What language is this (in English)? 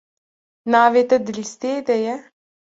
Kurdish